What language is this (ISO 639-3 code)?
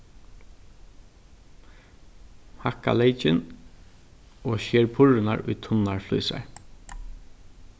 fao